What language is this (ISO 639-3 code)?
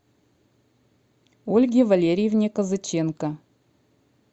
rus